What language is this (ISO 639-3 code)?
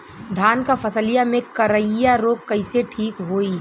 bho